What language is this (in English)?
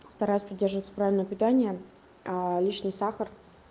Russian